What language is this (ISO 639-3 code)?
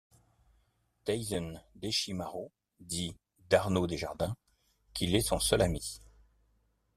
fra